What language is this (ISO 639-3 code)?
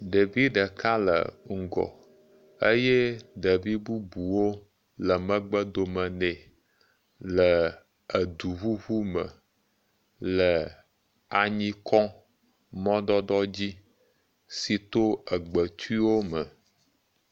ewe